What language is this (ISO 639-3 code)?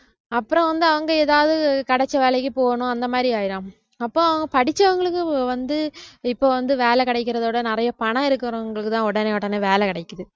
tam